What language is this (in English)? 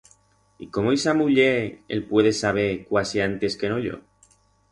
Aragonese